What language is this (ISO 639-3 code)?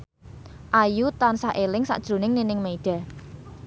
jav